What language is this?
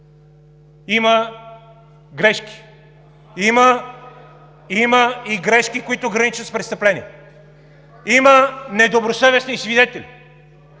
Bulgarian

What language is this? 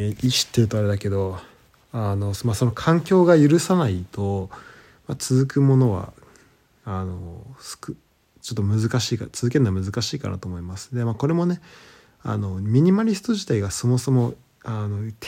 Japanese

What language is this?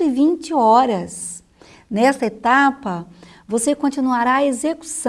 Portuguese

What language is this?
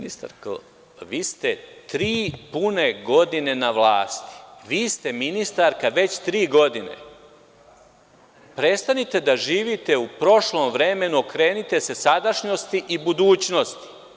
Serbian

